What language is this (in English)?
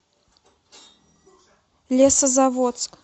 Russian